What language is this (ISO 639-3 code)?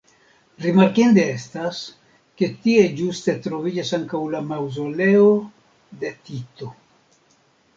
epo